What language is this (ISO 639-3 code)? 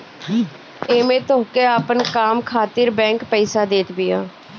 bho